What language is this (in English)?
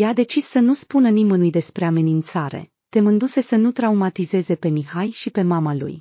Romanian